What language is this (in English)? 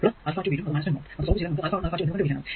Malayalam